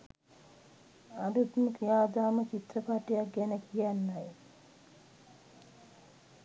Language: Sinhala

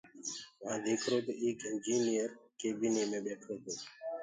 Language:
Gurgula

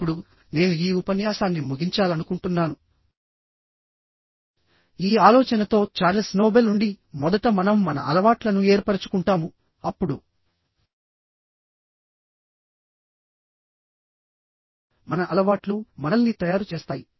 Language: Telugu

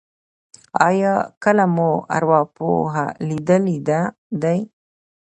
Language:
Pashto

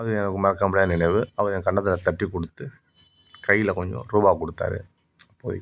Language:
Tamil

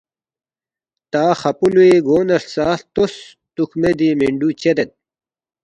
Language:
Balti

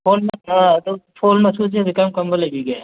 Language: Manipuri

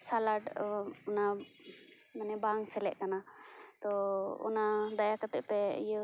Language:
Santali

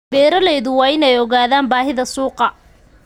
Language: Somali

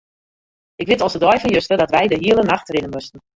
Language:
Western Frisian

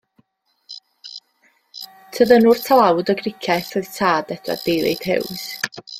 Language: Welsh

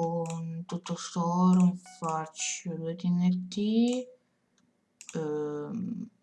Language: Italian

